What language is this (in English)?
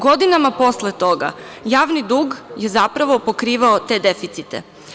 Serbian